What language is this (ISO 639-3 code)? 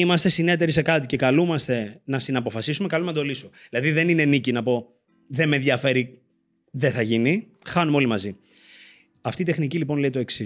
ell